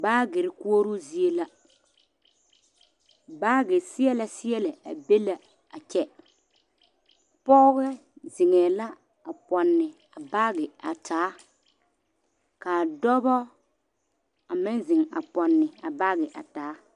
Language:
Southern Dagaare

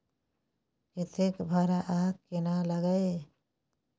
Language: Maithili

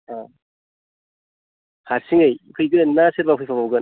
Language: Bodo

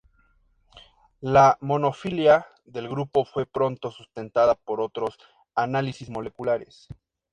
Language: Spanish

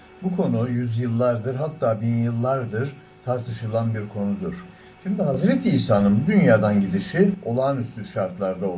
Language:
Turkish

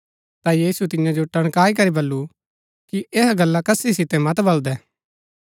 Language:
Gaddi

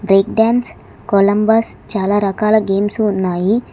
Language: Telugu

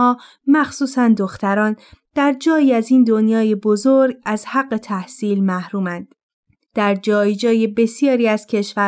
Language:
Persian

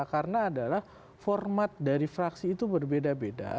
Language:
Indonesian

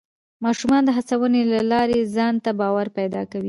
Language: Pashto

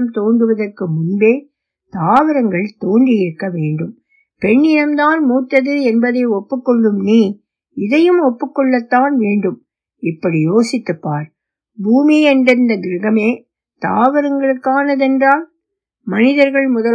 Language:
Tamil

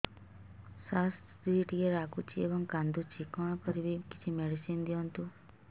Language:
Odia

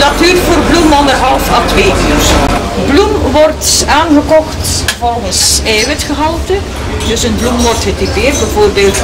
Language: Dutch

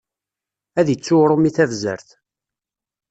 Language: Kabyle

